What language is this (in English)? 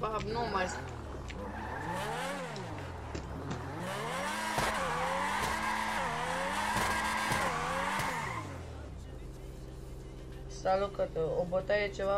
Romanian